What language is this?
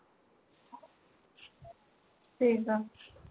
Punjabi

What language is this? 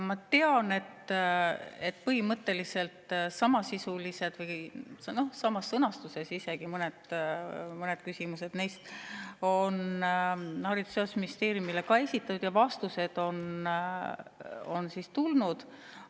Estonian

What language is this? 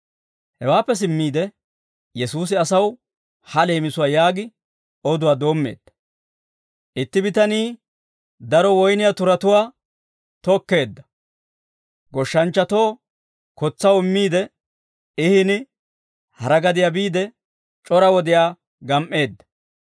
Dawro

